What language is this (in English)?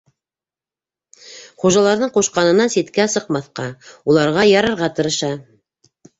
Bashkir